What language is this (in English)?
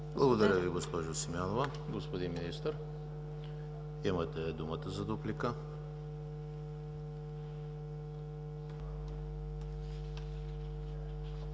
Bulgarian